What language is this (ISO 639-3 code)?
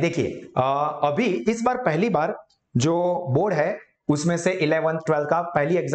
hin